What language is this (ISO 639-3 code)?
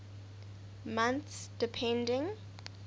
eng